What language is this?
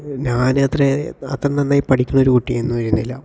Malayalam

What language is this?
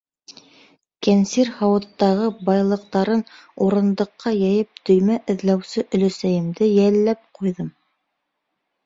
Bashkir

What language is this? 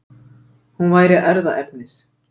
Icelandic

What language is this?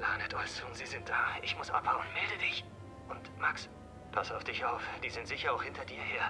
German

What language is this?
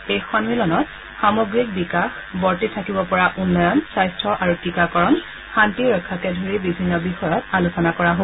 Assamese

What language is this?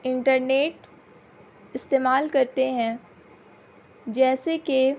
Urdu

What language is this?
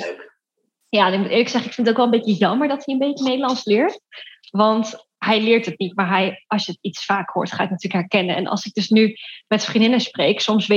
Dutch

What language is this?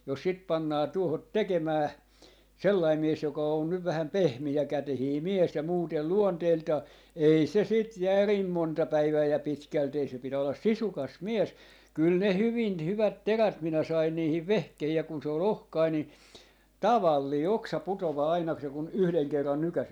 Finnish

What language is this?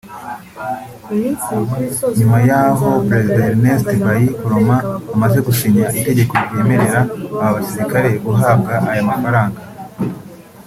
Kinyarwanda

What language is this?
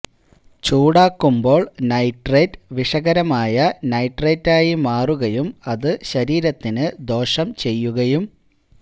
Malayalam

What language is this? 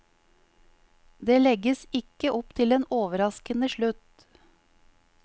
Norwegian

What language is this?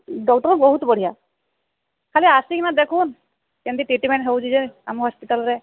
Odia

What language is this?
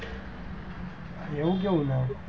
Gujarati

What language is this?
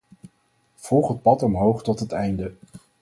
Dutch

